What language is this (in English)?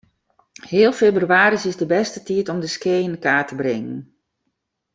Western Frisian